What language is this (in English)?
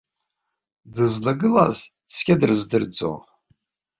Abkhazian